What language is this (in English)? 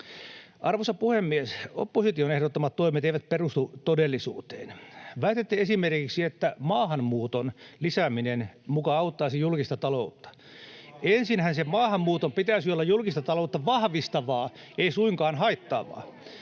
Finnish